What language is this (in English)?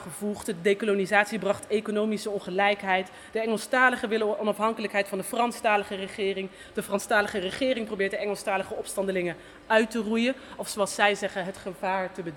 Dutch